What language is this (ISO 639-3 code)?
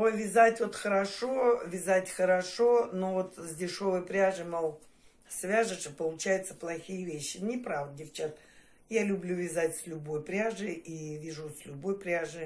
rus